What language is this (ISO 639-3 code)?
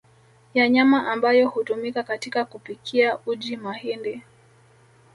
swa